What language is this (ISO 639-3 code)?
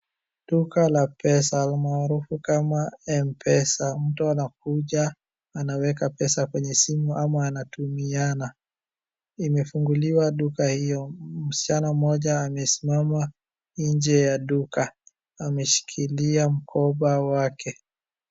swa